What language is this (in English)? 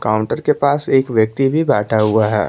Hindi